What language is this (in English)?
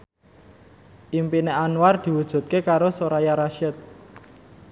Javanese